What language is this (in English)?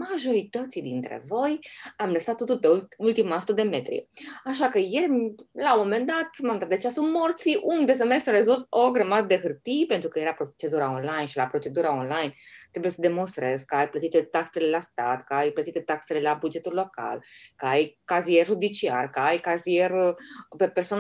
Romanian